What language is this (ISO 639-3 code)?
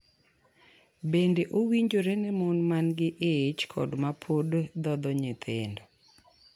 luo